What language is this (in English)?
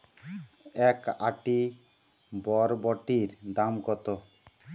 Bangla